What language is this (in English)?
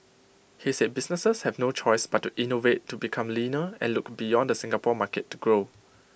English